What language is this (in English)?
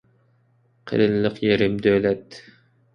Uyghur